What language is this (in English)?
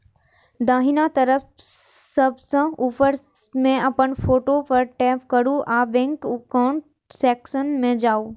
Maithili